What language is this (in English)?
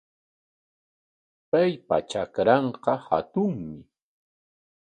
Corongo Ancash Quechua